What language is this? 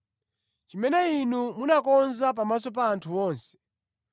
Nyanja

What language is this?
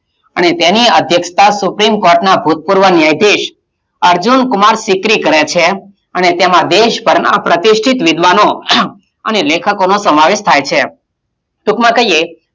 Gujarati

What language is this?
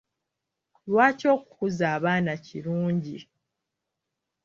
Ganda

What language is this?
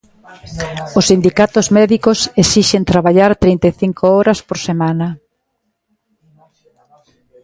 Galician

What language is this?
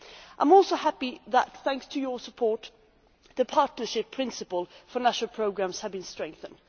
English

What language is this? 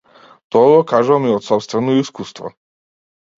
Macedonian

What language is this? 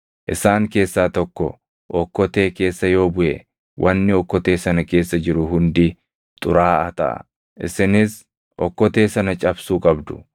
Oromo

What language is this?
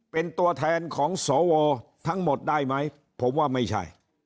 Thai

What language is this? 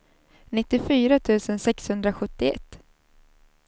Swedish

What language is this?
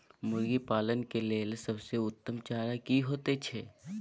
Maithili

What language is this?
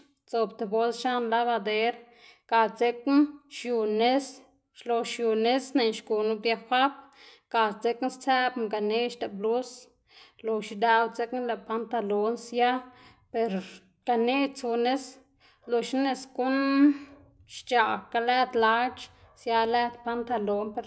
Xanaguía Zapotec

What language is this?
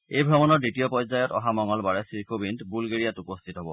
Assamese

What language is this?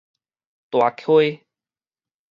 Min Nan Chinese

